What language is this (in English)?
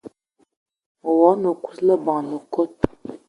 Eton (Cameroon)